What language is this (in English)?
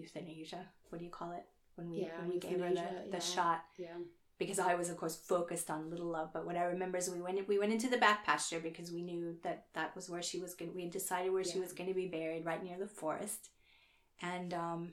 Finnish